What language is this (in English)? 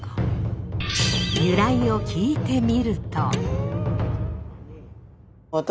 Japanese